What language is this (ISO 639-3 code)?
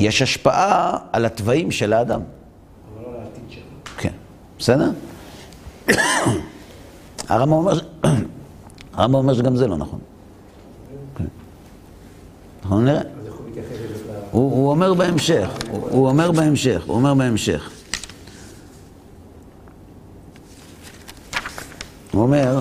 heb